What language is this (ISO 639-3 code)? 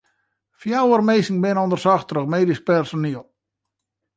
fry